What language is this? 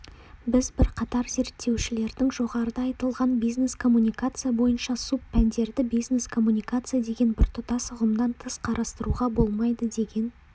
Kazakh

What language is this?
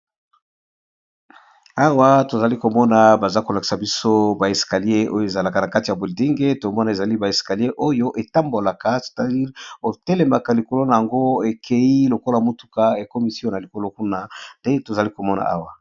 Lingala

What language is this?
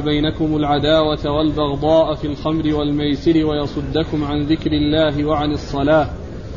Arabic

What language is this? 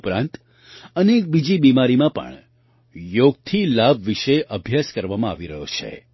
Gujarati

